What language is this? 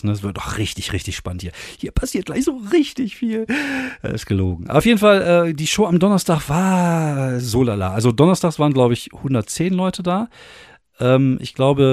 German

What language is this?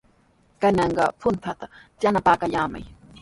Sihuas Ancash Quechua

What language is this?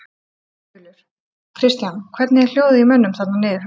Icelandic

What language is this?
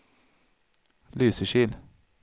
Swedish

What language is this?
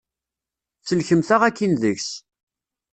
Kabyle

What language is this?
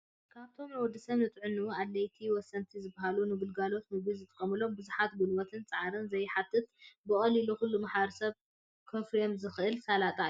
Tigrinya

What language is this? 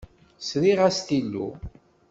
Kabyle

